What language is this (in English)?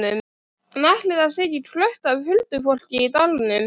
Icelandic